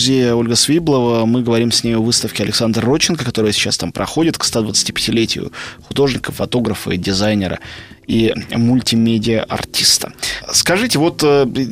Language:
Russian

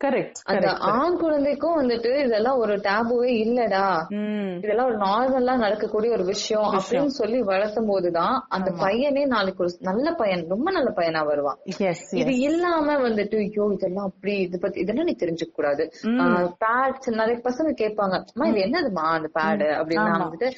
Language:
Tamil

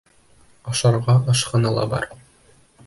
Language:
Bashkir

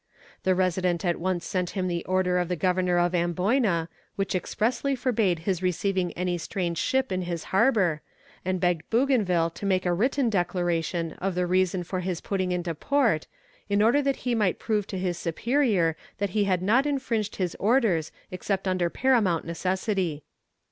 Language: English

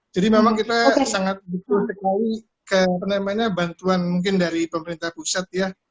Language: Indonesian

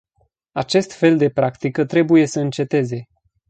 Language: Romanian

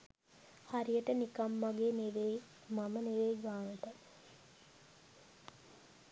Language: Sinhala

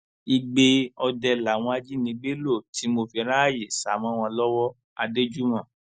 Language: Yoruba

